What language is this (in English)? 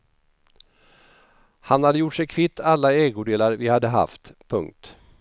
Swedish